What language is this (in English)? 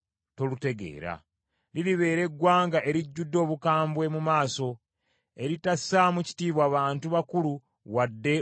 Ganda